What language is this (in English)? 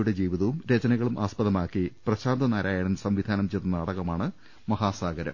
Malayalam